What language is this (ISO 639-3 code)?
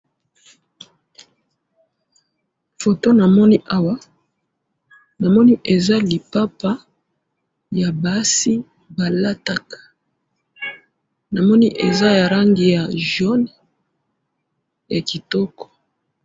lin